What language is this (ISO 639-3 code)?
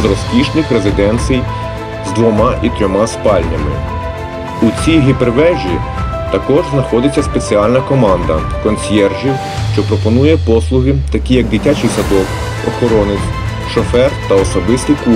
ukr